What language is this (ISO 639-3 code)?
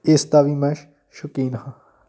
pan